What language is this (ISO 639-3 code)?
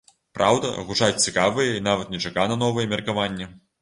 bel